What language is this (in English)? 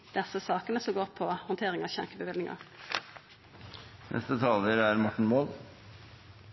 Norwegian Nynorsk